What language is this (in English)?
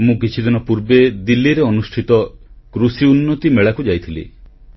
Odia